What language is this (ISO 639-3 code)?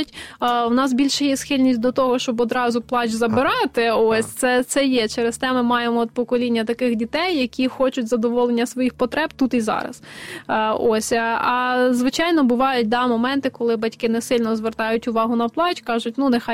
ukr